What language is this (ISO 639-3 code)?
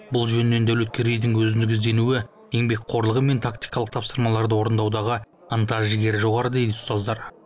kaz